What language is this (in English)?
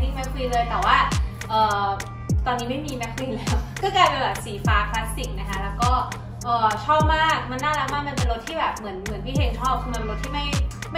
Thai